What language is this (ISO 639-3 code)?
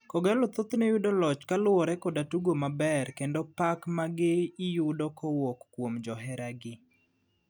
luo